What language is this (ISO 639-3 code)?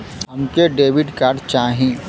bho